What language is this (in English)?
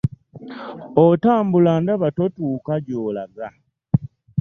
Ganda